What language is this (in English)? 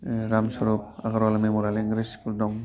Bodo